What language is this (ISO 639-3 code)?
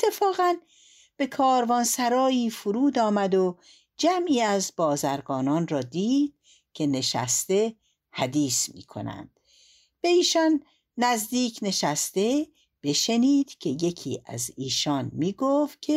fas